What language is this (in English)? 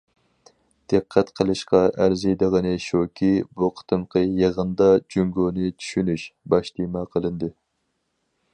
Uyghur